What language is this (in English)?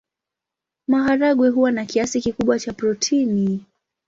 Swahili